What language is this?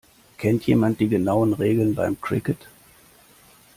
German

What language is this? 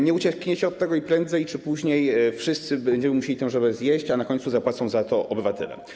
Polish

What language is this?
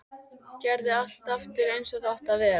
Icelandic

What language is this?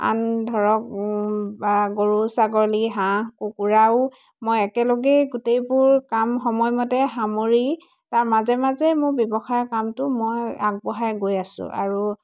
Assamese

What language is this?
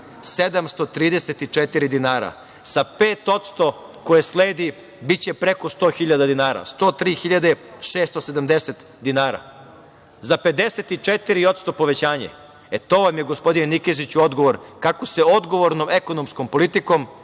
Serbian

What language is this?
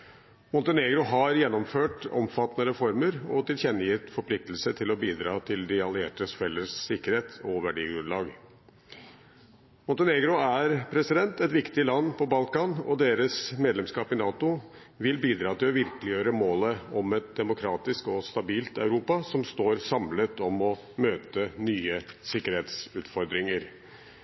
Norwegian Bokmål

